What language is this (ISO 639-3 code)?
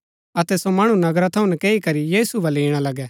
gbk